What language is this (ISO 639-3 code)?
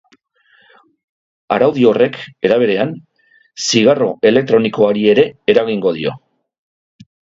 eus